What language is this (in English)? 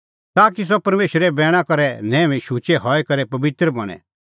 Kullu Pahari